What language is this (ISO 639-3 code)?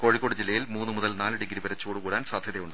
mal